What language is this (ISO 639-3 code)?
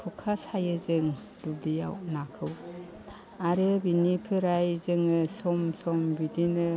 brx